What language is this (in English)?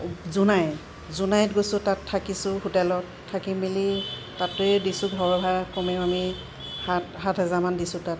Assamese